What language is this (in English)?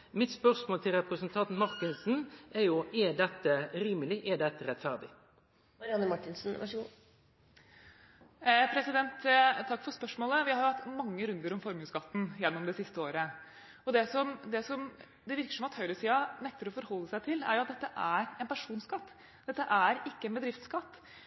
Norwegian